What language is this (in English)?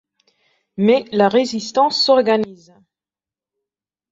French